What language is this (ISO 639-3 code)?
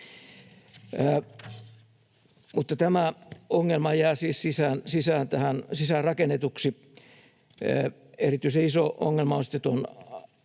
fin